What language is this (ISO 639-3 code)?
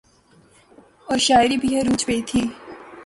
urd